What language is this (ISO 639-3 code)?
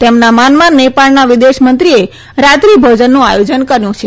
guj